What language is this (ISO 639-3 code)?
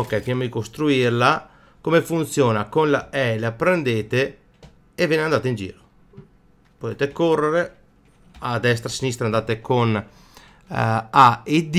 ita